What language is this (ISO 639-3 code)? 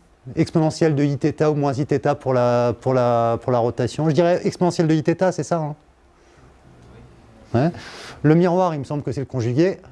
fra